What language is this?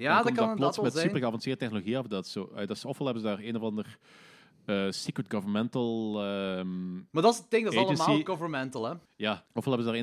Dutch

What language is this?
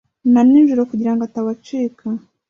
Kinyarwanda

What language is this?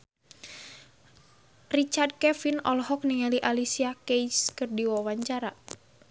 Sundanese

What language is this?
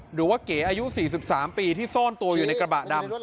Thai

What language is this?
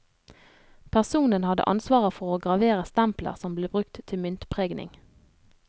Norwegian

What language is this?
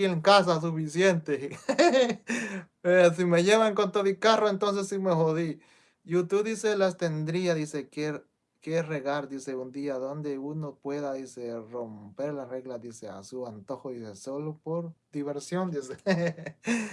Spanish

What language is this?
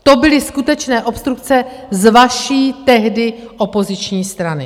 Czech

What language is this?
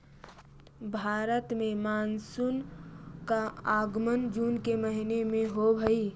Magahi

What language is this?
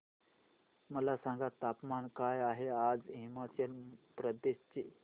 Marathi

